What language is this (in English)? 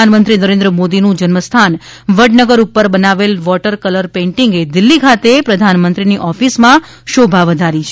Gujarati